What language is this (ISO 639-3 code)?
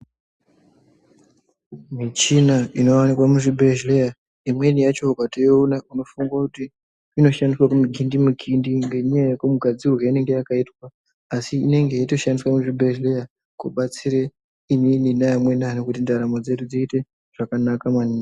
ndc